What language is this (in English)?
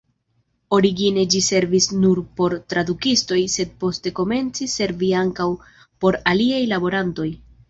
Esperanto